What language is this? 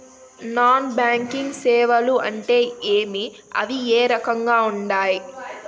Telugu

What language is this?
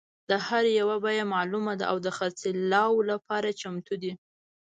Pashto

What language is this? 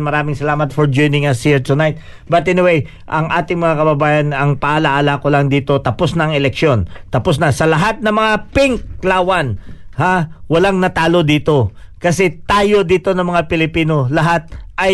Filipino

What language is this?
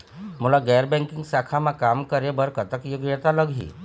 Chhattisgarhi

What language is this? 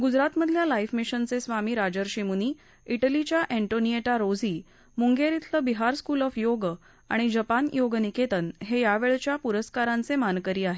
Marathi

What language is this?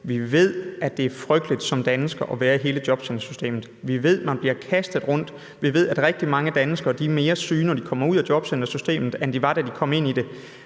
Danish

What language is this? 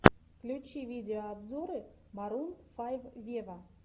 Russian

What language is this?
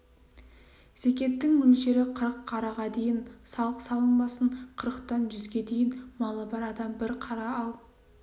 Kazakh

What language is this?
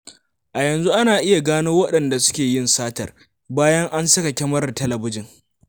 Hausa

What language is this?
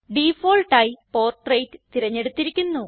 Malayalam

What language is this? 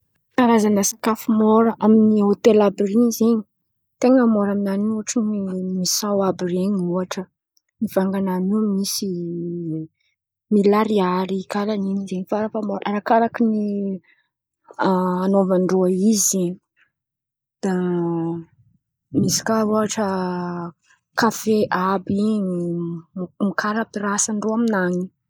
Antankarana Malagasy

